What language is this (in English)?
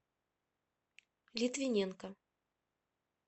Russian